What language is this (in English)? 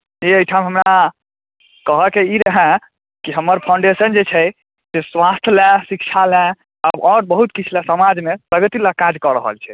Maithili